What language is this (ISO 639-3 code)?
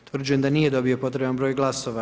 hrv